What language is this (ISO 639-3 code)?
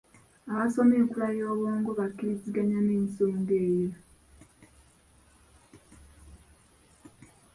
lug